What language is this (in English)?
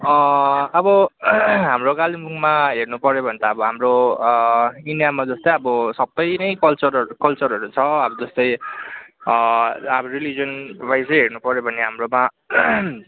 Nepali